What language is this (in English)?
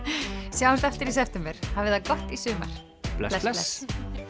Icelandic